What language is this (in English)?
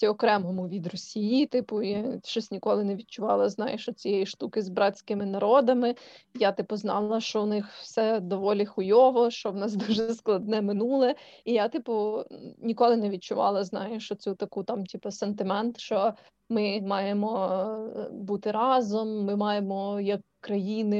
Ukrainian